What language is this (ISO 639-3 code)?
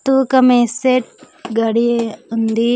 tel